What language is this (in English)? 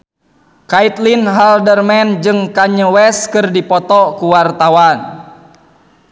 Sundanese